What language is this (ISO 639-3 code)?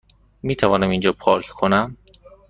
fas